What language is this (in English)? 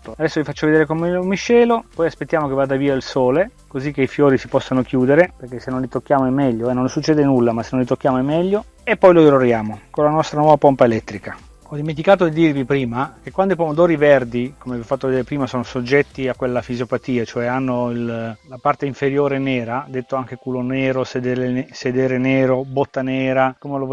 Italian